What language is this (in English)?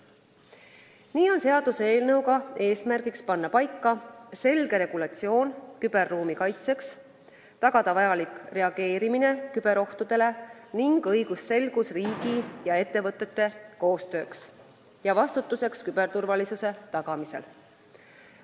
Estonian